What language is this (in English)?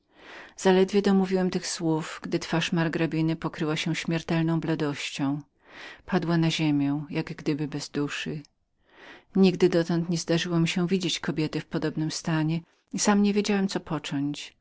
Polish